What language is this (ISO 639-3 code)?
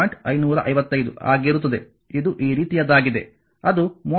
kan